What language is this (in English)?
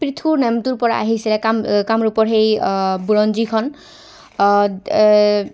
Assamese